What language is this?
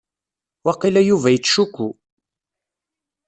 Kabyle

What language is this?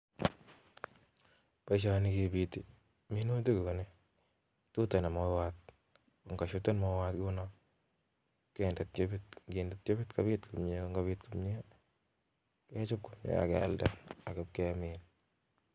Kalenjin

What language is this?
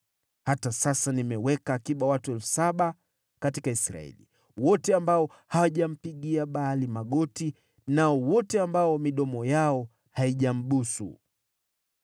Swahili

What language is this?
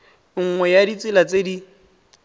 Tswana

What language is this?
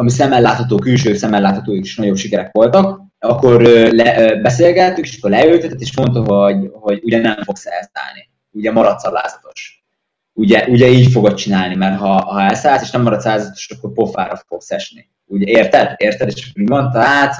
Hungarian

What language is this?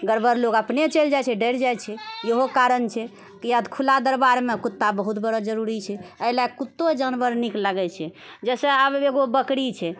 Maithili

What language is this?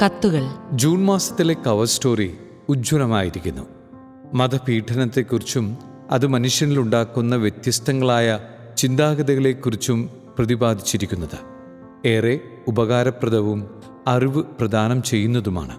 Malayalam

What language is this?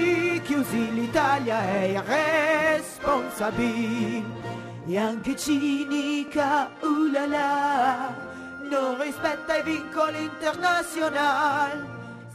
Italian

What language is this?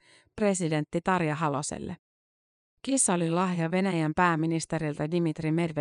Finnish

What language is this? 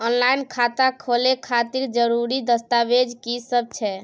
Maithili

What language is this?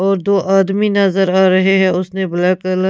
Hindi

